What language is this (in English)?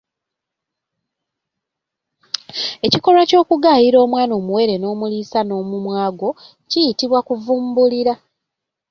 Ganda